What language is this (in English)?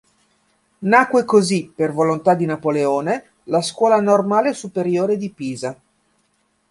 Italian